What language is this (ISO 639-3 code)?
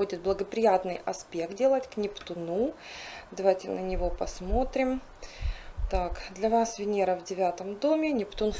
rus